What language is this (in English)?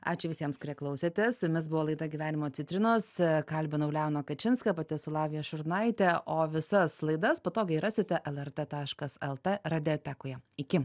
Lithuanian